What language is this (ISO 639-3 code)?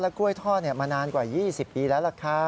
tha